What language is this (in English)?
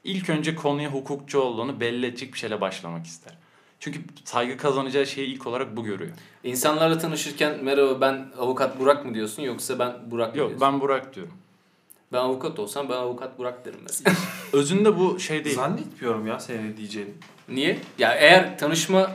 Turkish